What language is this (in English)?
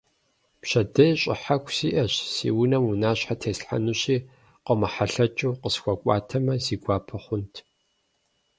Kabardian